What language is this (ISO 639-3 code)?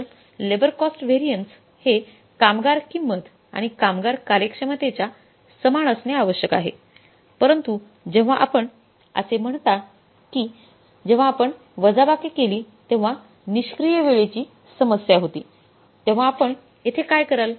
mar